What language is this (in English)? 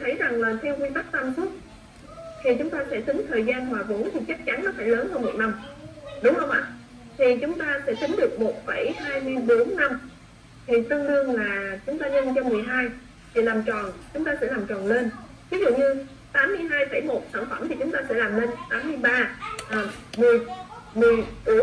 Vietnamese